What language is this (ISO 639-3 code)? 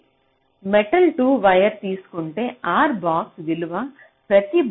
tel